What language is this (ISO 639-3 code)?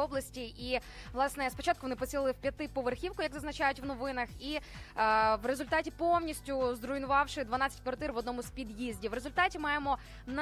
ukr